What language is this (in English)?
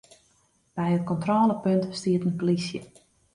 Western Frisian